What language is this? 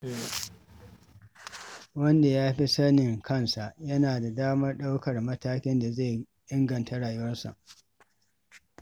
Hausa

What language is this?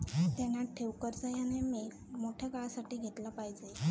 Marathi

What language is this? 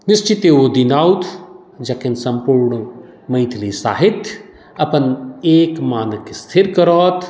Maithili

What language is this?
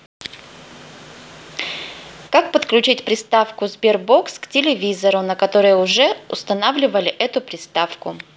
Russian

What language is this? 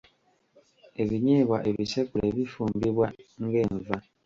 Ganda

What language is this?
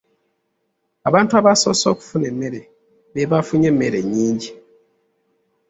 Ganda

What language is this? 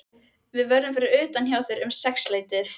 Icelandic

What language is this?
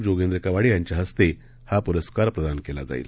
Marathi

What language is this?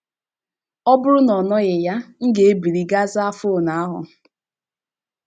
Igbo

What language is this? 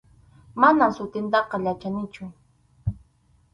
Arequipa-La Unión Quechua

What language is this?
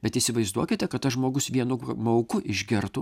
Lithuanian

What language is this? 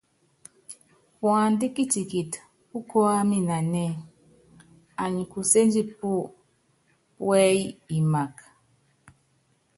Yangben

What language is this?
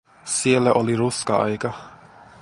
Finnish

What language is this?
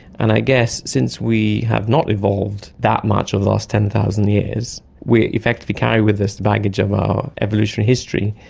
English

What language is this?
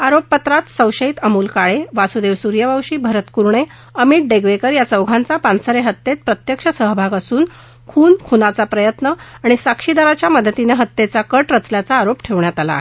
Marathi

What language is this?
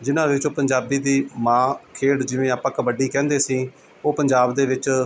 Punjabi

